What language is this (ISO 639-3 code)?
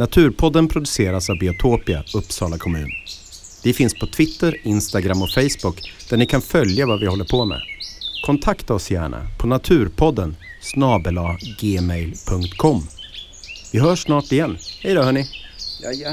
swe